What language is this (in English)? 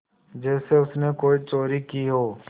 Hindi